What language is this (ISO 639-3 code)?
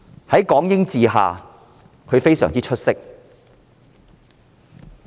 yue